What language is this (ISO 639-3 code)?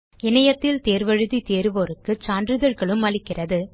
tam